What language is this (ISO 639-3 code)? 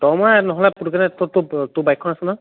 asm